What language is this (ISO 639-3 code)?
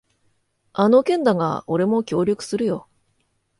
jpn